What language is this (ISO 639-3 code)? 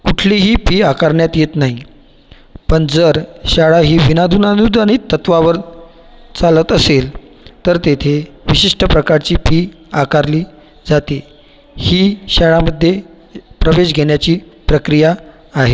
mar